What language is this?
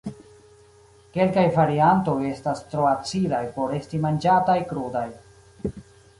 Esperanto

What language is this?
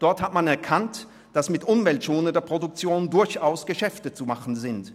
Swiss German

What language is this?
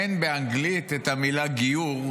Hebrew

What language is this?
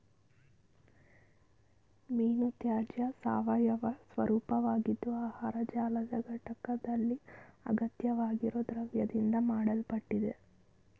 Kannada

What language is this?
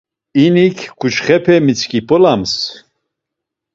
Laz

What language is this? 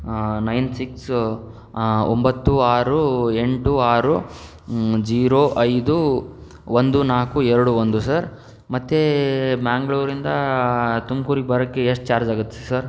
Kannada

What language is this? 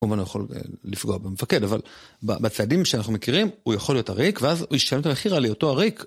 Hebrew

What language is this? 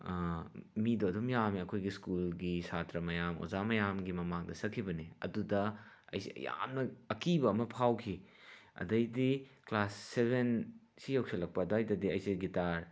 Manipuri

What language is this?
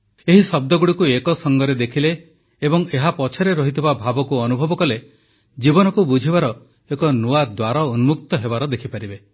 Odia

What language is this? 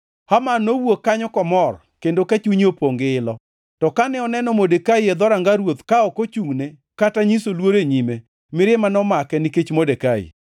Luo (Kenya and Tanzania)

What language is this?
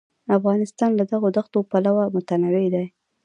Pashto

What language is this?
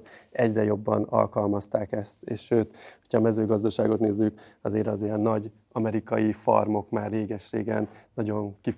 Hungarian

